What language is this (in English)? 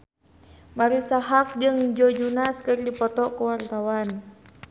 Sundanese